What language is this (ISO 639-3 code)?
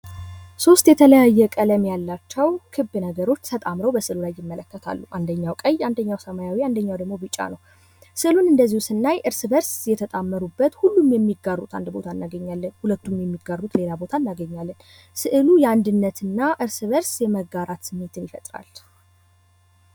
amh